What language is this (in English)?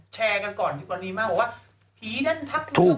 Thai